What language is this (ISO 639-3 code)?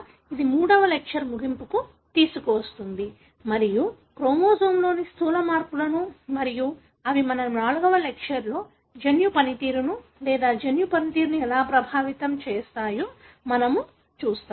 tel